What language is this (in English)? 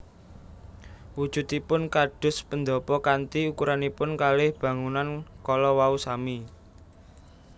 Javanese